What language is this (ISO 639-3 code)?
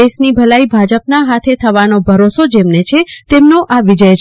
guj